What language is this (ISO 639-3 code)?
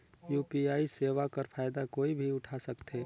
hne